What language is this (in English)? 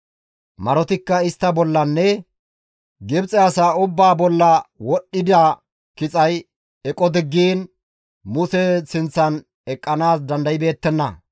Gamo